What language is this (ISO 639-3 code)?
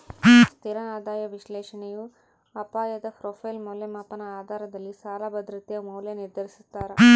kan